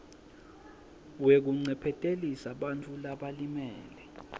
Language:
Swati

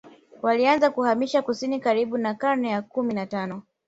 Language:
Swahili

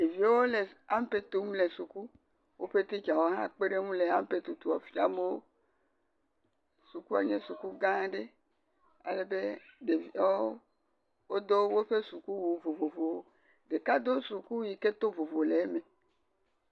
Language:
Ewe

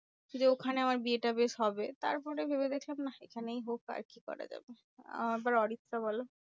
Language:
Bangla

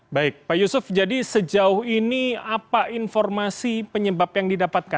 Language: Indonesian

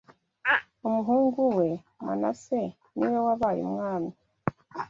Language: Kinyarwanda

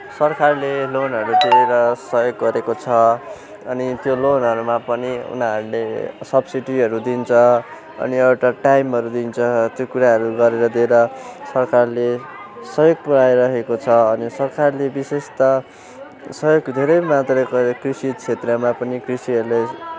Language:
Nepali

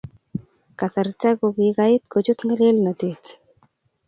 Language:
Kalenjin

